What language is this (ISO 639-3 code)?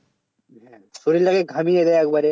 ben